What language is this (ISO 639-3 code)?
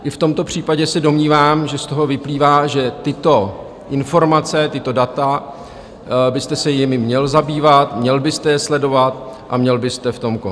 ces